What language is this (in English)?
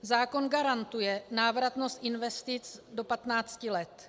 Czech